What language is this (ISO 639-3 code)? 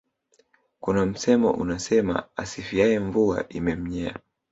swa